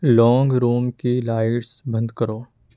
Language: Urdu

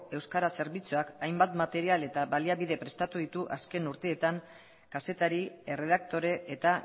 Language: Basque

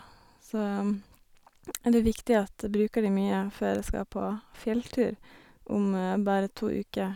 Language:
Norwegian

